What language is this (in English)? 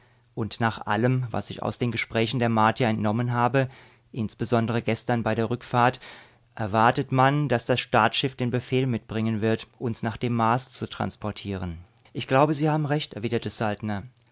German